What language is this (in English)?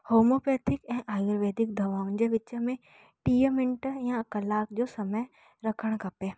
Sindhi